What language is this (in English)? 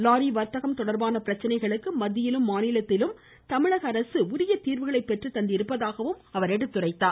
Tamil